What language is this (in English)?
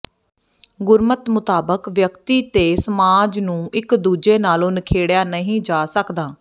Punjabi